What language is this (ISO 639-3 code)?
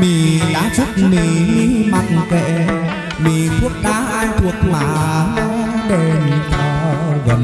ind